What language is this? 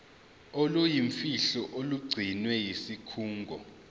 Zulu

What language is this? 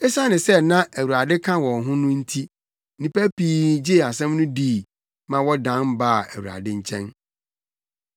Akan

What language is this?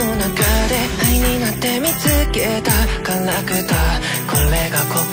Thai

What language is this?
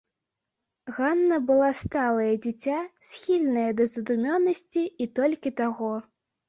Belarusian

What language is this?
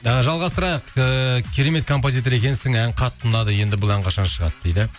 Kazakh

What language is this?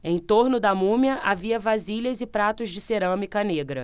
Portuguese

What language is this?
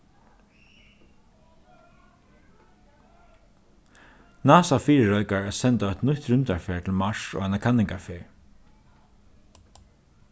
Faroese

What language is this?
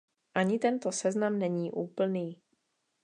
Czech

